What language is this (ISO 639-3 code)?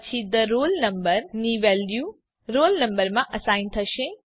guj